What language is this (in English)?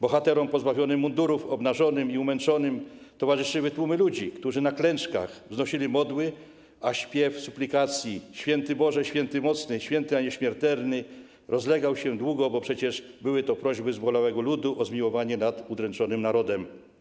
Polish